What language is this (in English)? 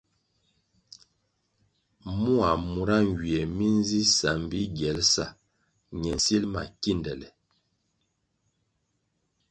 Kwasio